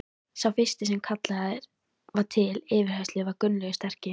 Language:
Icelandic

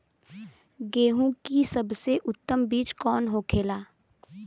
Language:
Bhojpuri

